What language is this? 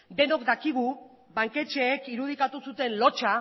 Basque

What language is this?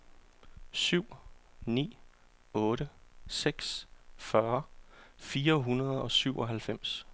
Danish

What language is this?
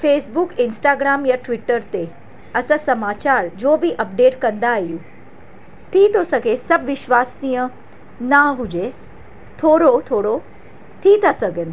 Sindhi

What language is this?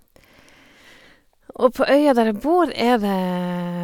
Norwegian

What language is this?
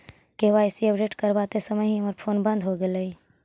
Magahi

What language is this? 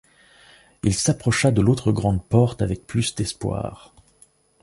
French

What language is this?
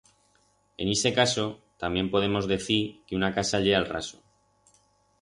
Aragonese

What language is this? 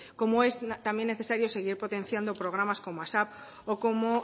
Spanish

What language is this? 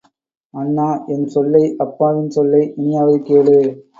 Tamil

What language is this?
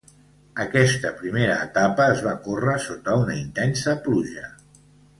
Catalan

